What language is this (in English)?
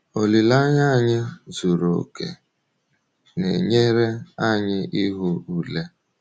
Igbo